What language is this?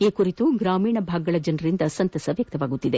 Kannada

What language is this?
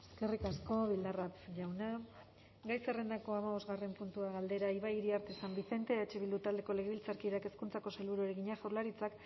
Basque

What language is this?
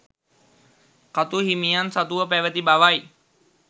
Sinhala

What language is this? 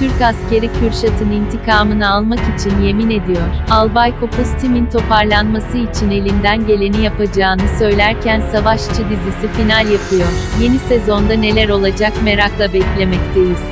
Turkish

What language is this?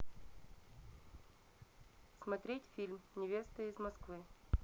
Russian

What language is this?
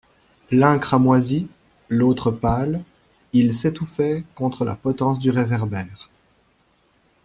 French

